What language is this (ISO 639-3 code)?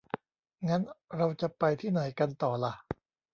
tha